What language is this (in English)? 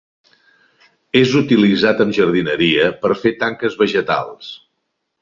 Catalan